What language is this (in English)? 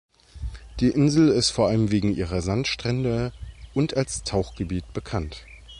German